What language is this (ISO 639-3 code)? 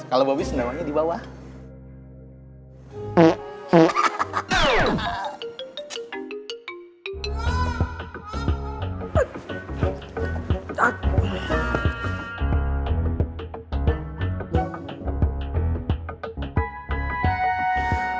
ind